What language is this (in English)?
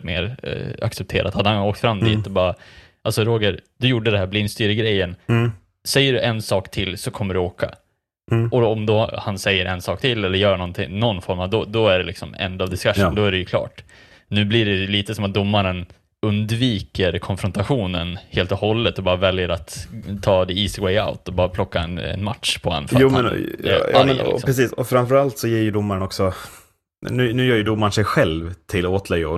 Swedish